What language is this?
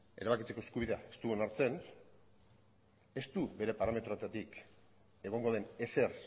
Basque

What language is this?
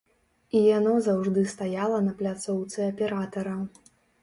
Belarusian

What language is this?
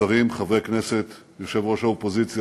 Hebrew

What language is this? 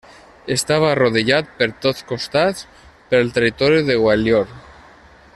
Catalan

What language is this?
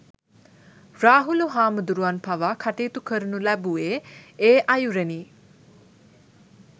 Sinhala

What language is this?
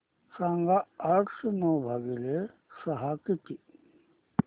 Marathi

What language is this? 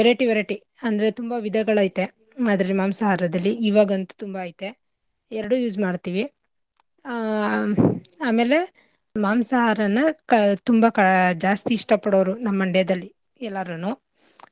Kannada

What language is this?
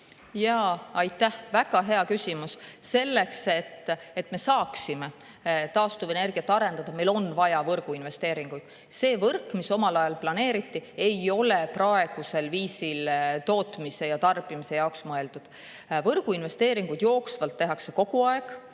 Estonian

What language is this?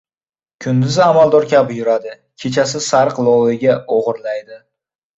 Uzbek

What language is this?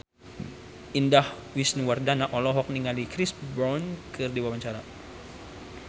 Sundanese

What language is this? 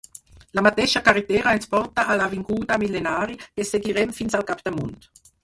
Catalan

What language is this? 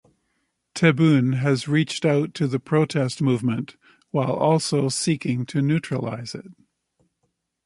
English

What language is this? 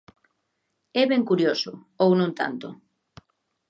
Galician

